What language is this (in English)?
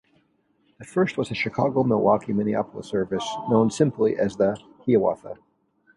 English